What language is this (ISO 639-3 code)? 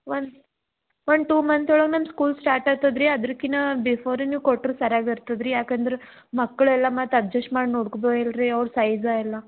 kan